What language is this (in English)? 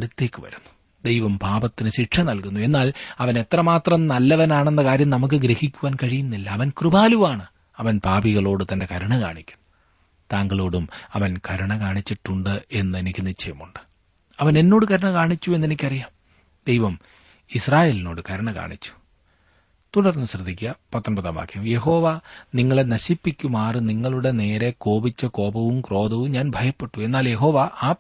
Malayalam